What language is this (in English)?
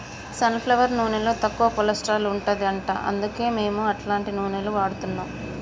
Telugu